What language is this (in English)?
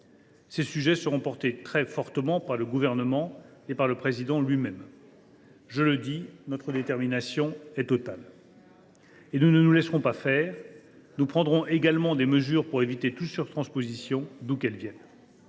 French